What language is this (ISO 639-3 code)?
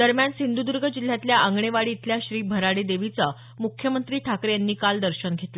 mar